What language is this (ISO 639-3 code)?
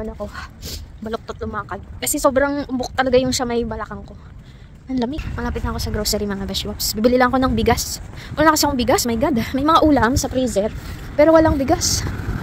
fil